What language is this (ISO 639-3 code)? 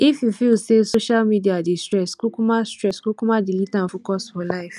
pcm